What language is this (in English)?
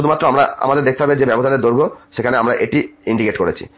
Bangla